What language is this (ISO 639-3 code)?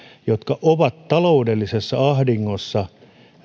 fin